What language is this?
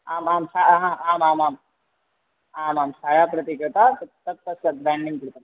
Sanskrit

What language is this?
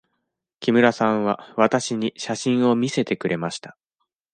Japanese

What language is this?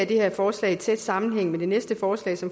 Danish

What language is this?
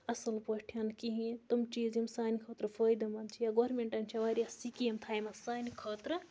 Kashmiri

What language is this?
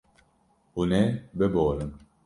Kurdish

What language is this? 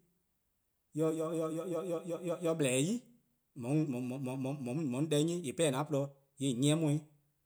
Eastern Krahn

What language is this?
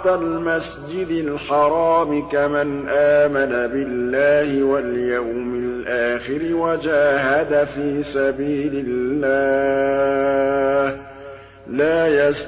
Arabic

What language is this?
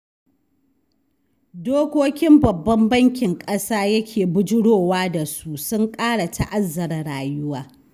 Hausa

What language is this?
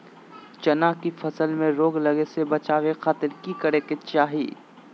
Magahi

